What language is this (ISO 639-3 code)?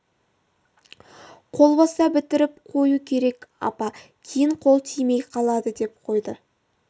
kaz